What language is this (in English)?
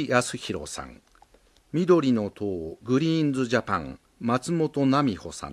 Japanese